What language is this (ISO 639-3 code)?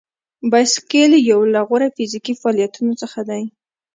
pus